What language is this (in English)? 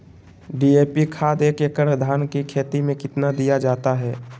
Magahi